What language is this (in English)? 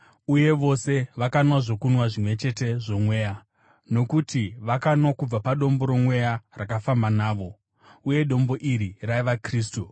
Shona